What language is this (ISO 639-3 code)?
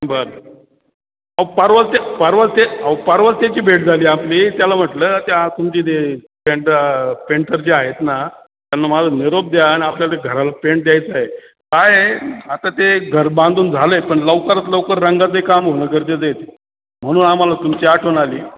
mar